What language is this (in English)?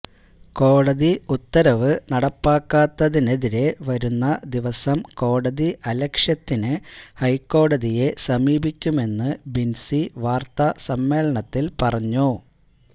Malayalam